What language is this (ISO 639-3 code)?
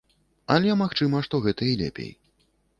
bel